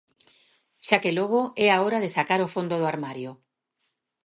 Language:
Galician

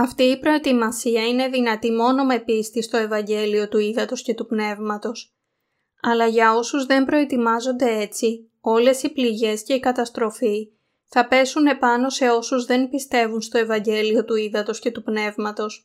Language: Greek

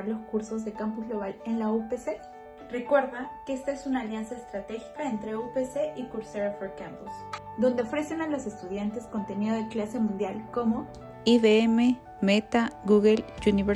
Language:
Spanish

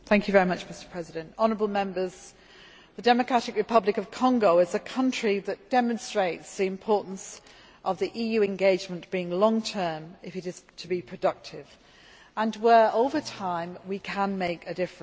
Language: English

